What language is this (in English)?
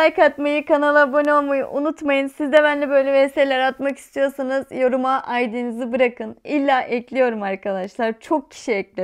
Turkish